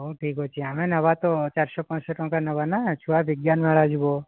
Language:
Odia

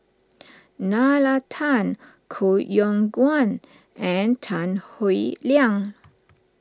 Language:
English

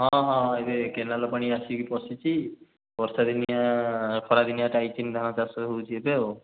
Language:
Odia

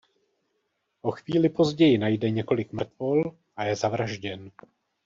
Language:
Czech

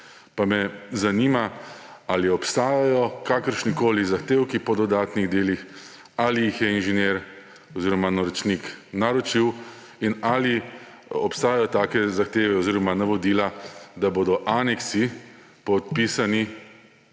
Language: Slovenian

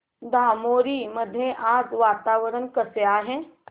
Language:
Marathi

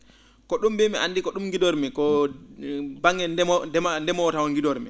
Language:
Fula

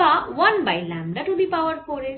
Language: Bangla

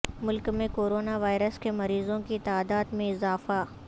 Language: Urdu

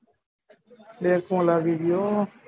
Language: Gujarati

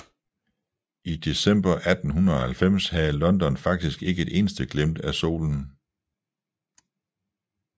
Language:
Danish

